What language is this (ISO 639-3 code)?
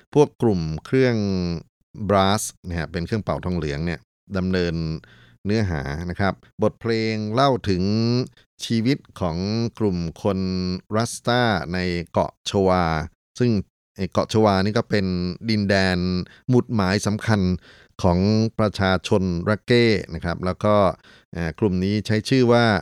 tha